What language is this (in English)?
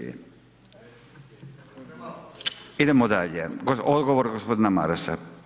Croatian